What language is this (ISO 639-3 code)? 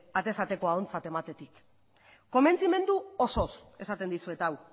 eus